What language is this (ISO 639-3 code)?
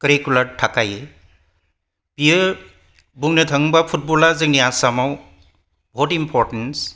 brx